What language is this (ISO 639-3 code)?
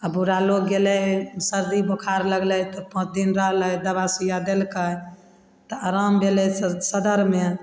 mai